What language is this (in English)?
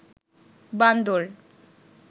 Bangla